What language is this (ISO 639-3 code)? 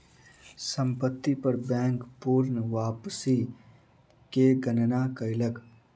mai